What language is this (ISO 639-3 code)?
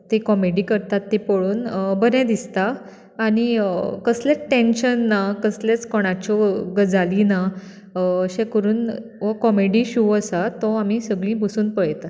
kok